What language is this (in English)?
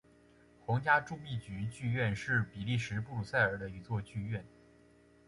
Chinese